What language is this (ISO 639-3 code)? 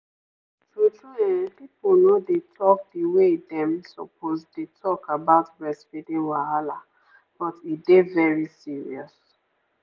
pcm